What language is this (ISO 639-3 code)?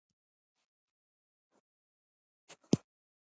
pus